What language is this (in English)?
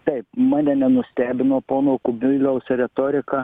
Lithuanian